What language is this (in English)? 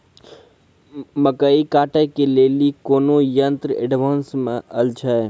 Maithili